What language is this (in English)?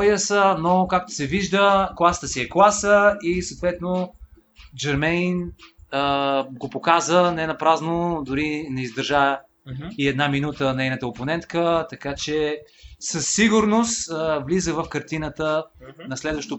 Bulgarian